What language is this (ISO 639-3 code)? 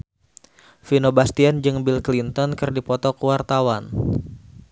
sun